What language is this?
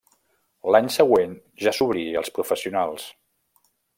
Catalan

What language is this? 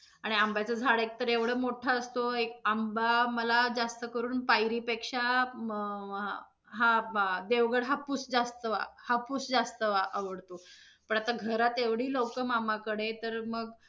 Marathi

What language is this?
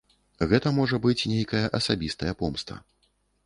Belarusian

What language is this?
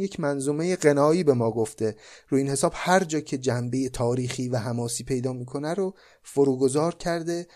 Persian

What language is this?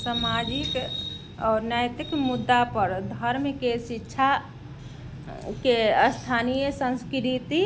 Maithili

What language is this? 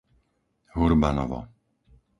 Slovak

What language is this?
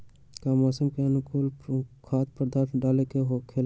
Magahi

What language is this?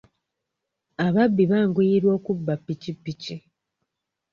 Ganda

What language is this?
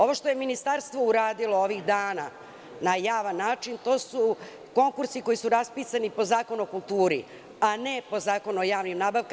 Serbian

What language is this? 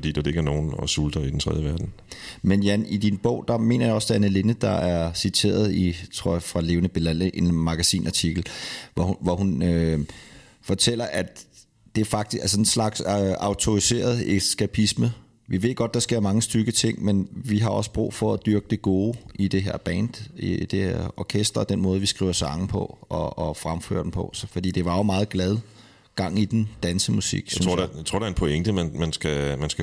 Danish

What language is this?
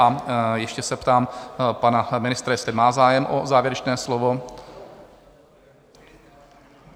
Czech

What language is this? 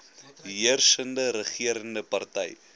Afrikaans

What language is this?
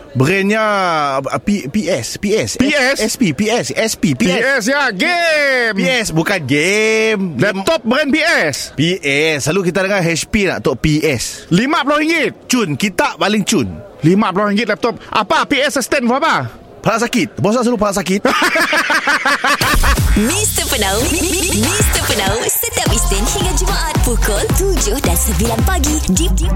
Malay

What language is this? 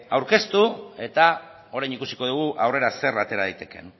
Basque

